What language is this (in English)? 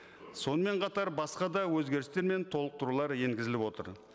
Kazakh